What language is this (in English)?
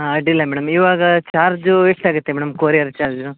Kannada